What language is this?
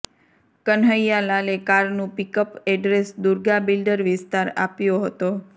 Gujarati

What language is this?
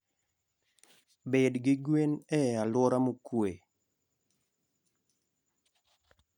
Luo (Kenya and Tanzania)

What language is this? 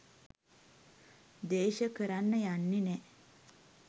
Sinhala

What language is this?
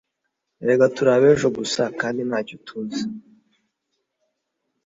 Kinyarwanda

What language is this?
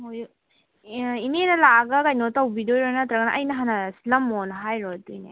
Manipuri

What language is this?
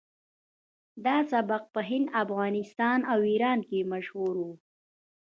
Pashto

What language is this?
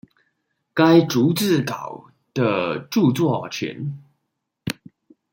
Chinese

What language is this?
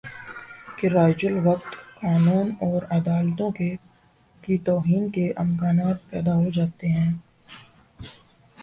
Urdu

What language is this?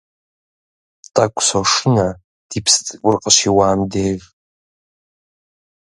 Kabardian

